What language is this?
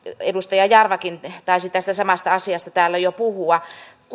Finnish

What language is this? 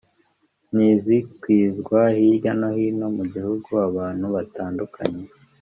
Kinyarwanda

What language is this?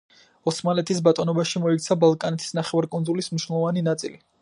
Georgian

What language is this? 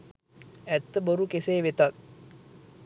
Sinhala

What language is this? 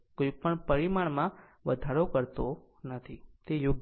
Gujarati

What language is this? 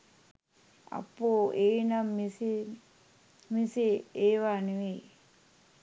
Sinhala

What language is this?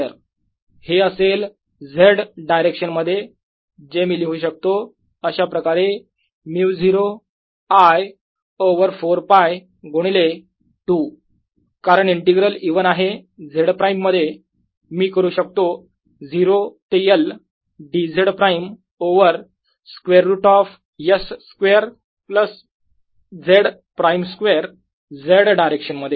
Marathi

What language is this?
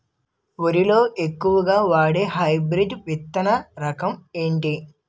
Telugu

